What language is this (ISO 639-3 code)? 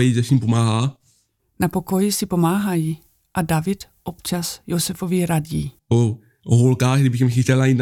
ces